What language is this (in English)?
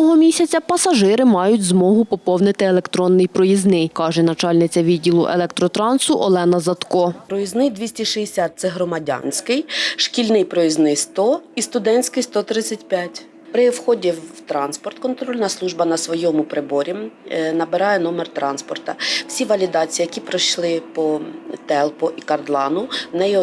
Ukrainian